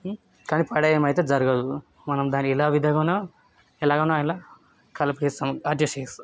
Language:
Telugu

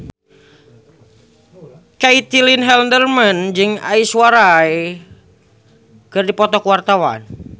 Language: Sundanese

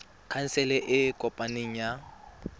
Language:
Tswana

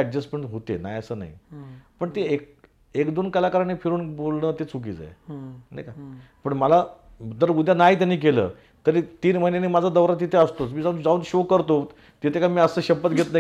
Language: Marathi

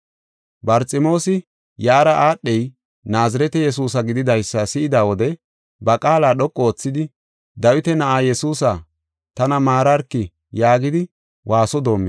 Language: Gofa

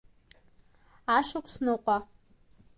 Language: Abkhazian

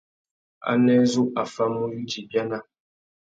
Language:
Tuki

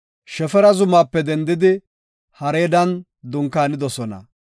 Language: Gofa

